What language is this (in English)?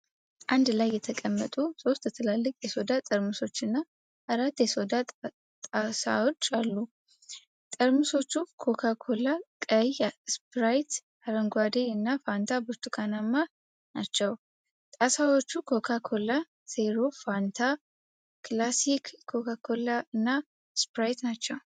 Amharic